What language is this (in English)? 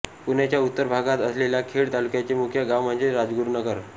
Marathi